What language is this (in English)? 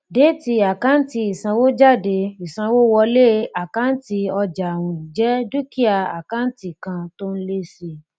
Yoruba